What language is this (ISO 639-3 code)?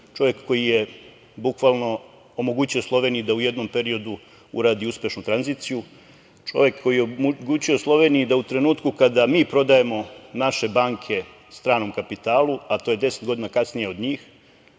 srp